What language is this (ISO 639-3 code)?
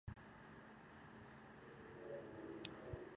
kur